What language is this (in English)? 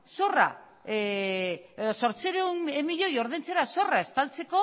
Basque